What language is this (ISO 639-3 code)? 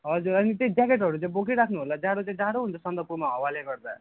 nep